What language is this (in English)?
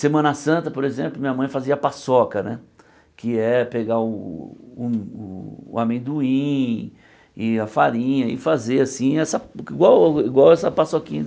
Portuguese